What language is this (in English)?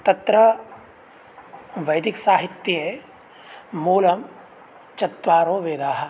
Sanskrit